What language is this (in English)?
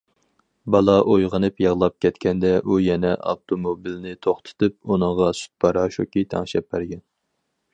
Uyghur